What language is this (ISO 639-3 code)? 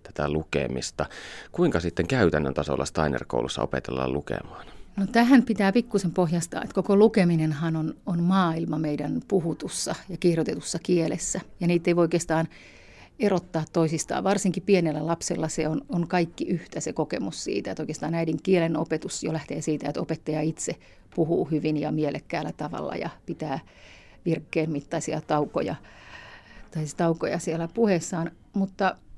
fin